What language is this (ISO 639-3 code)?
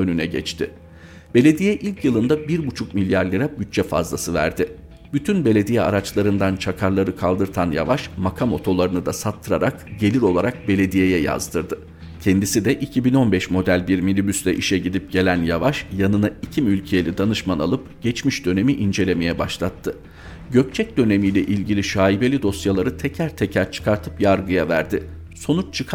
tur